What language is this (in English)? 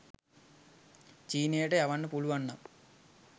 Sinhala